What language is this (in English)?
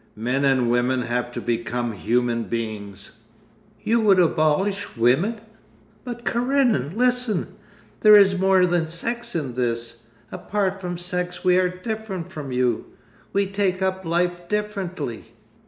English